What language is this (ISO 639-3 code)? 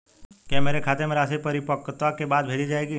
hin